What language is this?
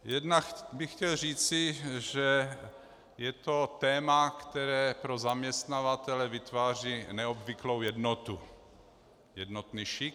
Czech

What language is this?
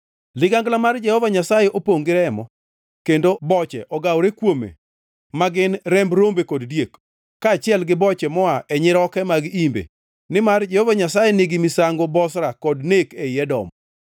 Luo (Kenya and Tanzania)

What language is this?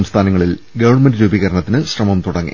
Malayalam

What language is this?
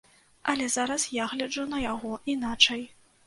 Belarusian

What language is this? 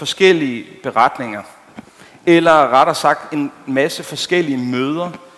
Danish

